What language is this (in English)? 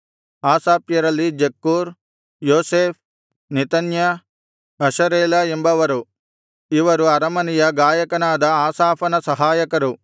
Kannada